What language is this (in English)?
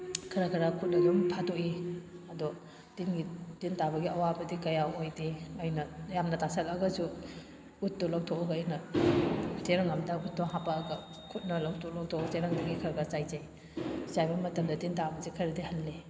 Manipuri